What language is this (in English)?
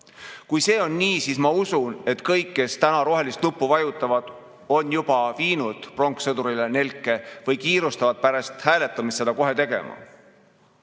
Estonian